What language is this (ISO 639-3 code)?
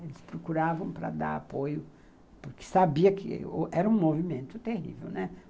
por